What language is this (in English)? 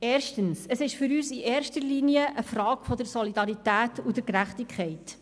Swiss German